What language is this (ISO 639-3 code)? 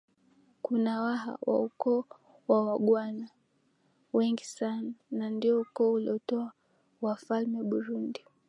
swa